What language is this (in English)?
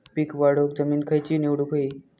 Marathi